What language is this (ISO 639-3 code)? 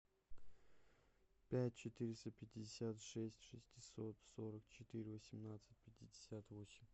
rus